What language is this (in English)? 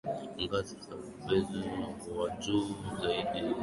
Swahili